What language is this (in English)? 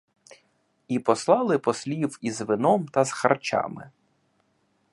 Ukrainian